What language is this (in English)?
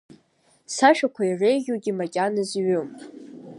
Abkhazian